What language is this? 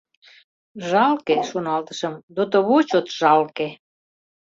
Mari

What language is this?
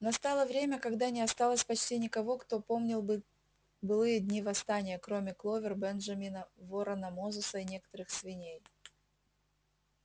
Russian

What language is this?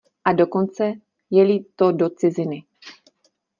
Czech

